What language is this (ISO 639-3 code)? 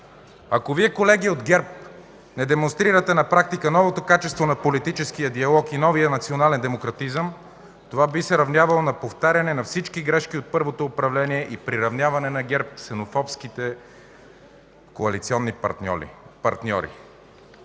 bul